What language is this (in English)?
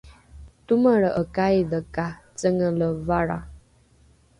Rukai